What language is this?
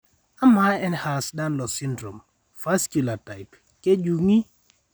Masai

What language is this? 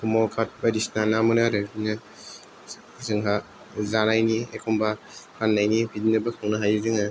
Bodo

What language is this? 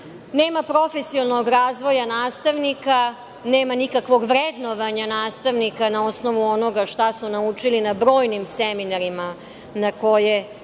Serbian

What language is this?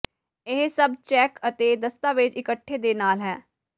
Punjabi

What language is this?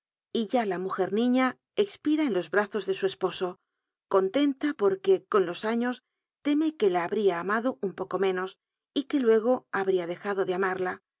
Spanish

